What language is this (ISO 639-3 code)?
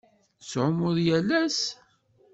kab